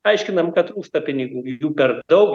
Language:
Lithuanian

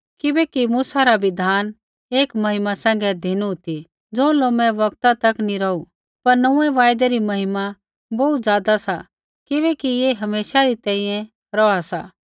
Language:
Kullu Pahari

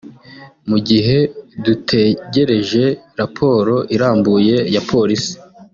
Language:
Kinyarwanda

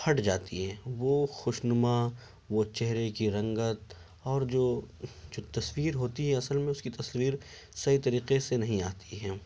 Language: Urdu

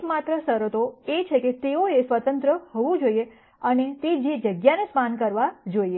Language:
Gujarati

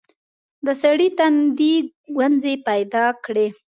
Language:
Pashto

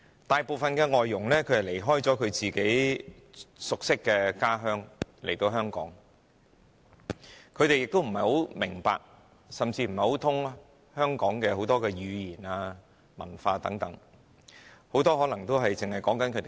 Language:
Cantonese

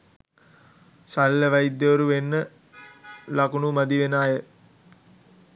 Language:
Sinhala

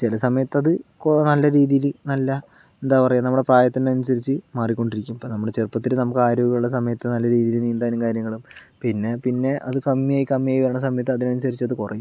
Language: Malayalam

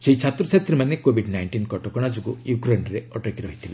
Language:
Odia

